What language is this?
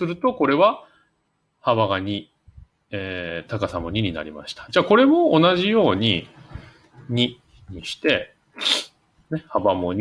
Japanese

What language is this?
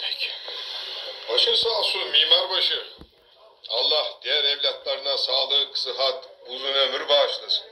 Turkish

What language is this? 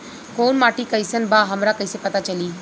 Bhojpuri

